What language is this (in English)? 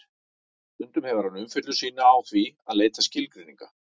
Icelandic